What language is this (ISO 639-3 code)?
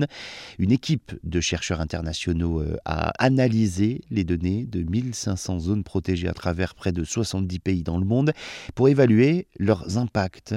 fra